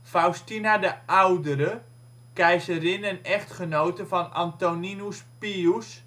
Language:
Dutch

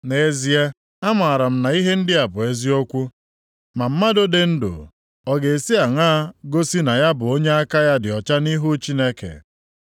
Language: Igbo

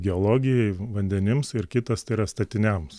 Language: Lithuanian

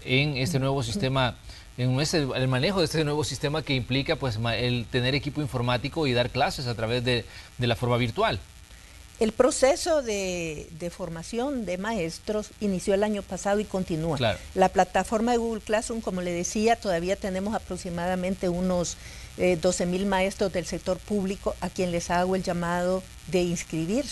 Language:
Spanish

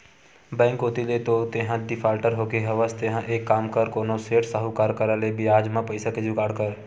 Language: Chhattisgarhi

